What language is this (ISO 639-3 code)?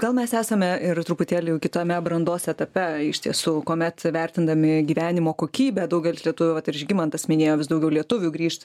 lit